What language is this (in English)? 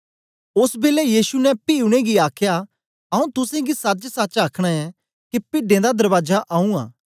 Dogri